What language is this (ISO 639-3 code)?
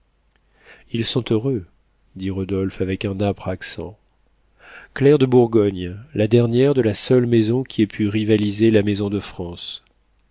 fra